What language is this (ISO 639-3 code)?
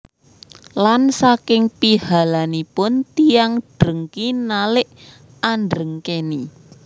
jav